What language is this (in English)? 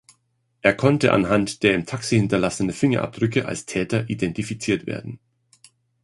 German